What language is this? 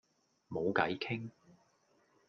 Cantonese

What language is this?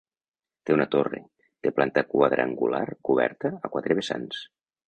Catalan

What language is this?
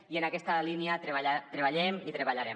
Catalan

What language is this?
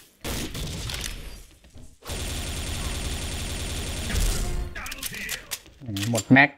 Thai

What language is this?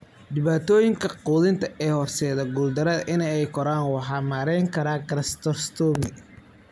Somali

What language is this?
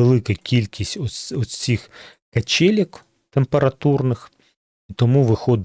Ukrainian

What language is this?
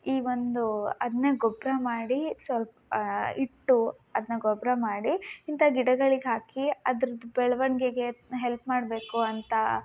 Kannada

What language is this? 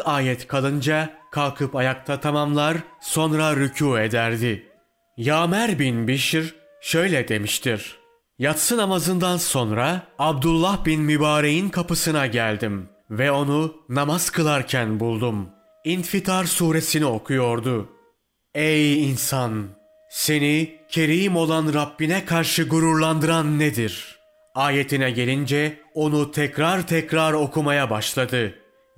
Turkish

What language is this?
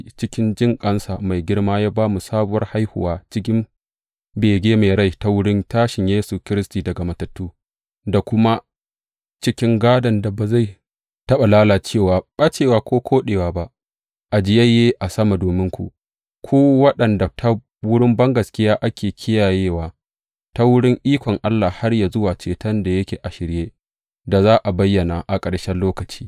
Hausa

